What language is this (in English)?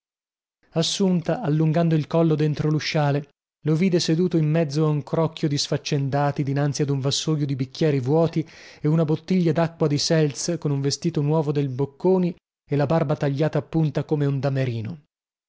Italian